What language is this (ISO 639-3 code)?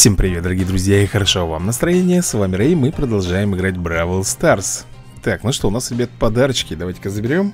rus